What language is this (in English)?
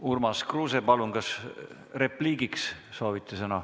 Estonian